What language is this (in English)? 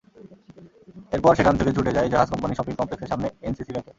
Bangla